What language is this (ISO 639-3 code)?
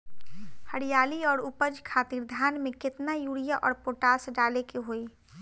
bho